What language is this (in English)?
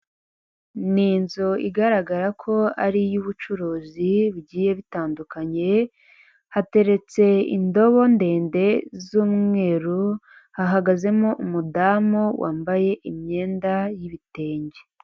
Kinyarwanda